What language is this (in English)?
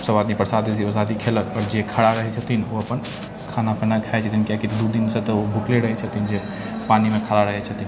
Maithili